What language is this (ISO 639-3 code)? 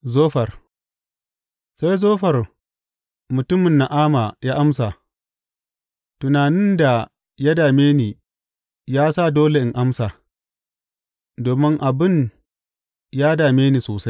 hau